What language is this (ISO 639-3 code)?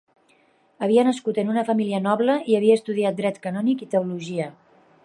cat